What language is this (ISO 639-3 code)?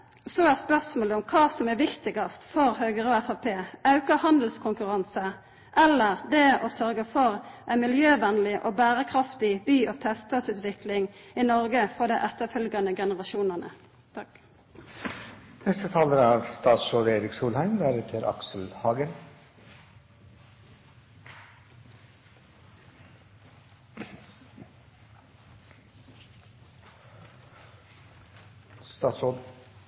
nor